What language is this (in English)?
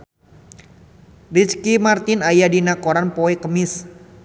Sundanese